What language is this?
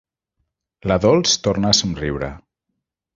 Catalan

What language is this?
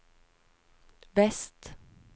Norwegian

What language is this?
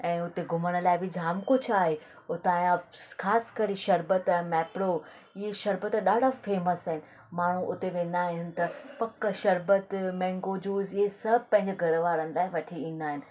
Sindhi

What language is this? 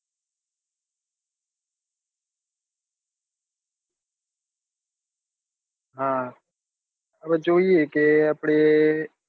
Gujarati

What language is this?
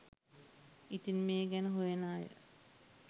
Sinhala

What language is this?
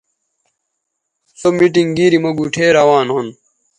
Bateri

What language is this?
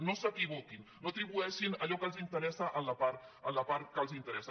Catalan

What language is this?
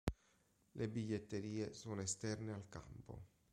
Italian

